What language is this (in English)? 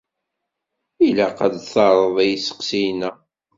Kabyle